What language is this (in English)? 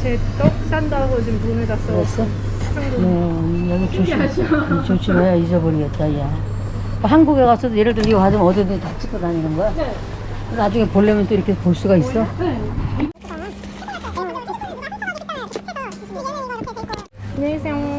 Korean